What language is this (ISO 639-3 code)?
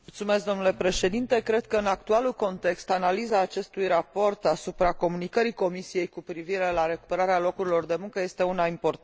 ron